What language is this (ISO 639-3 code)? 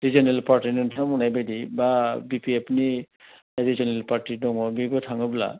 brx